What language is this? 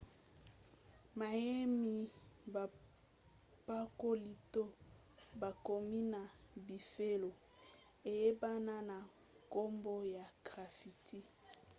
Lingala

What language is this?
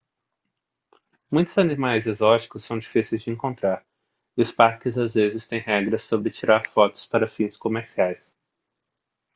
Portuguese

